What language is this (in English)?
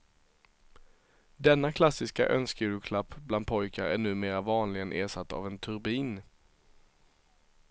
Swedish